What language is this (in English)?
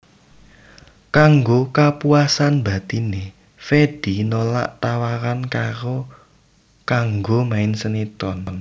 Javanese